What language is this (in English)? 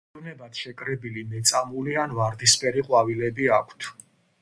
Georgian